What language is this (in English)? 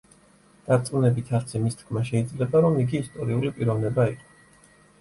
Georgian